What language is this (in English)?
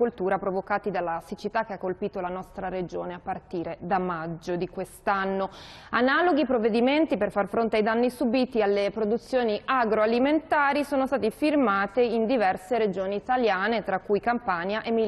Italian